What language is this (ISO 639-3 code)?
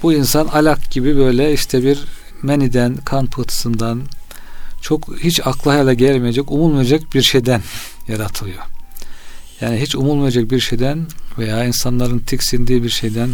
tur